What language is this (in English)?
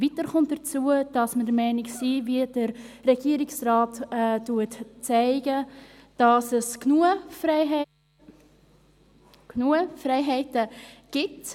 Swiss German